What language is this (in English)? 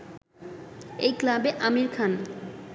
Bangla